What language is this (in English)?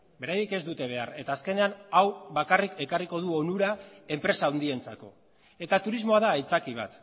Basque